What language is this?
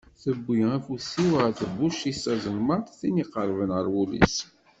Kabyle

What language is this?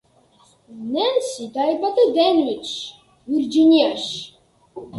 Georgian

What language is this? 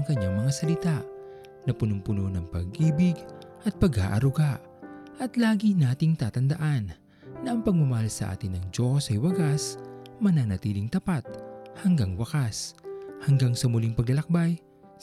Filipino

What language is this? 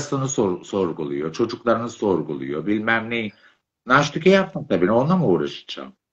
Turkish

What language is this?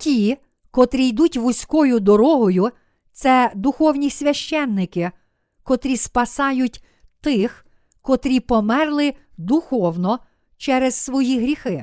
Ukrainian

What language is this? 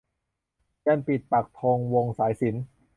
Thai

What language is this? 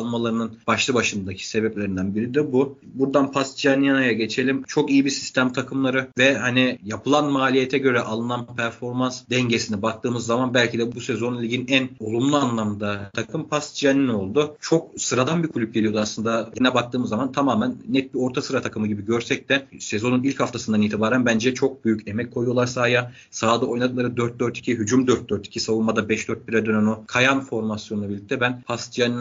Turkish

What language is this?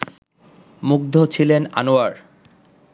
Bangla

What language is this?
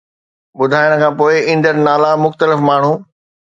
Sindhi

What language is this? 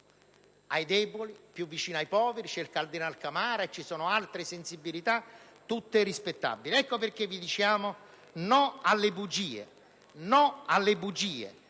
Italian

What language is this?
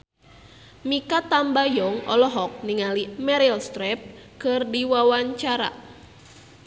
Sundanese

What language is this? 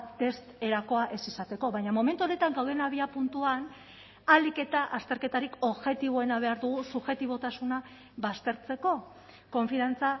Basque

